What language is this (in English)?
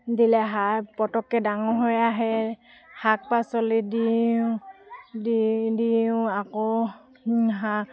Assamese